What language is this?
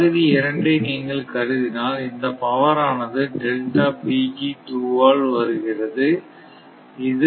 Tamil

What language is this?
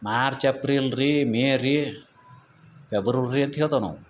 Kannada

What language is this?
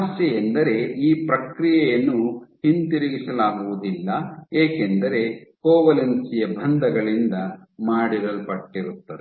Kannada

